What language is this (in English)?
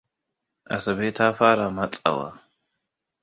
Hausa